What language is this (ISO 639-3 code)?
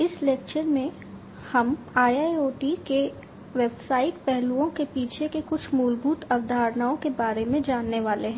hin